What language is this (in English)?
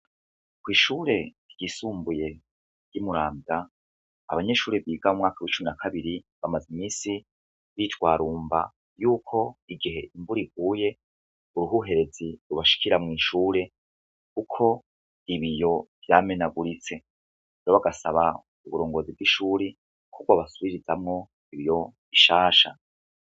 Rundi